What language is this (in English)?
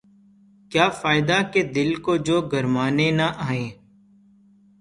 Urdu